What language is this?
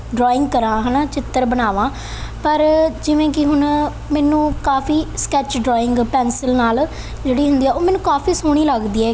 Punjabi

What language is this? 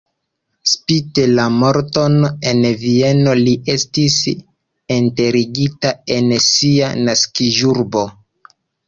Esperanto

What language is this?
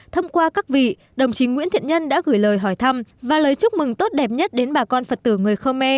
Vietnamese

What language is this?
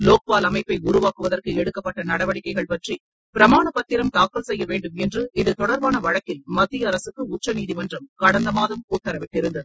Tamil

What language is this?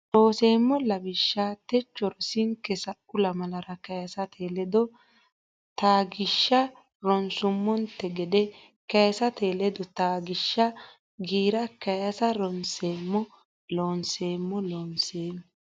Sidamo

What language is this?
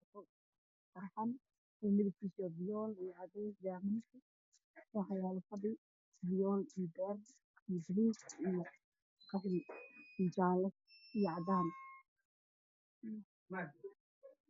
Somali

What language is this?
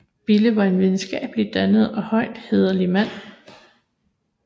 Danish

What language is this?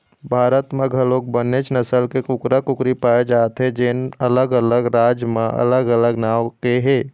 Chhattisgarhi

